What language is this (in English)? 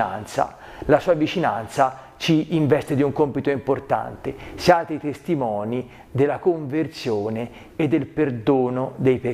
Italian